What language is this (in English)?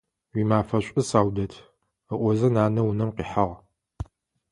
Adyghe